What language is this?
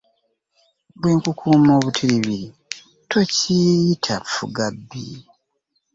Ganda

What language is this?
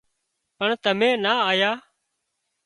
Wadiyara Koli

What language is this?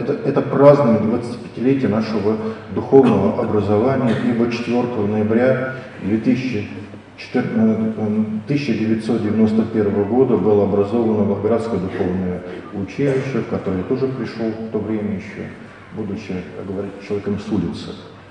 Russian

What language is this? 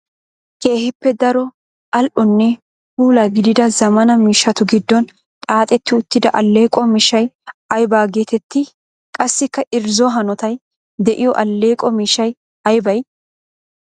Wolaytta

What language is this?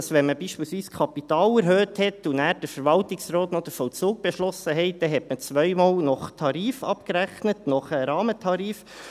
Swiss German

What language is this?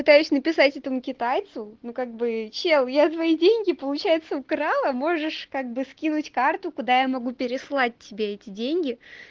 Russian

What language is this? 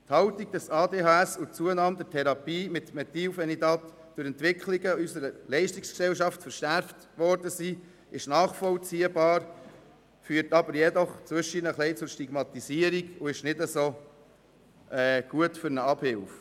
Swiss German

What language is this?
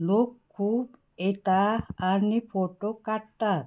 Konkani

